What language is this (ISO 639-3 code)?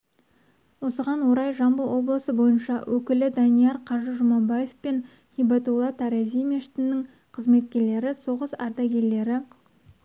kaz